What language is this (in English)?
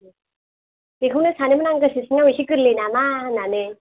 Bodo